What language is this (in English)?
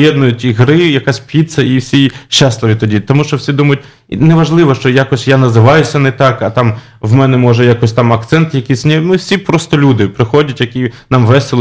Polish